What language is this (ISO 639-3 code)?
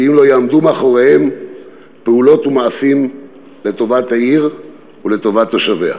heb